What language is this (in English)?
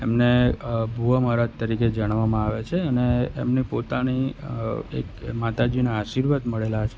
Gujarati